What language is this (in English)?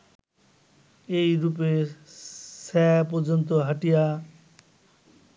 Bangla